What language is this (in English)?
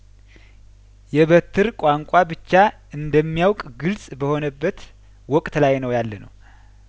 Amharic